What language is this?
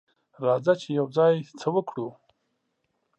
Pashto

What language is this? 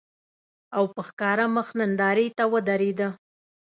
Pashto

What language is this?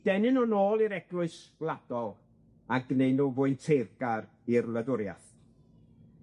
Welsh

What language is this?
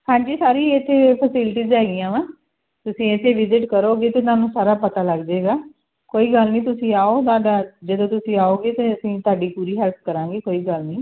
Punjabi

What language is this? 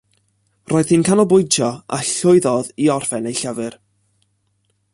Welsh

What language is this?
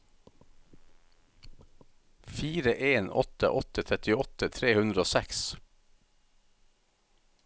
Norwegian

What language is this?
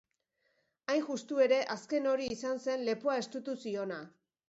Basque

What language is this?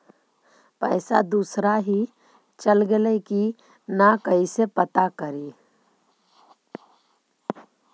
Magahi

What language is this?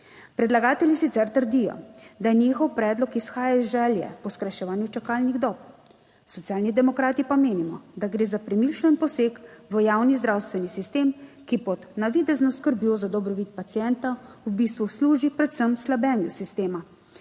Slovenian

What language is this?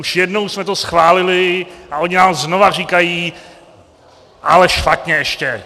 Czech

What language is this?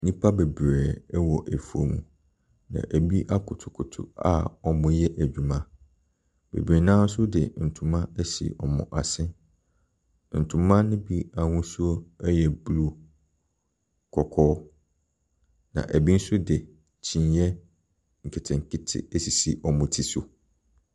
Akan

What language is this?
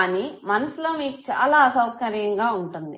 Telugu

